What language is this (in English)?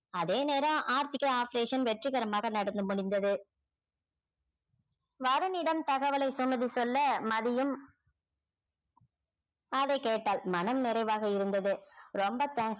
Tamil